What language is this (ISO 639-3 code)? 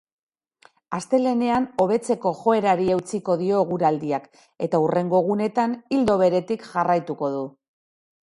eus